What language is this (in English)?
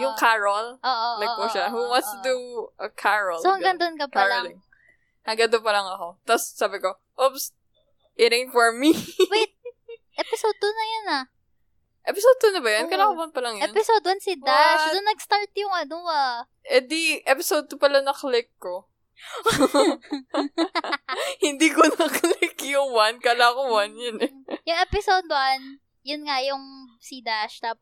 Filipino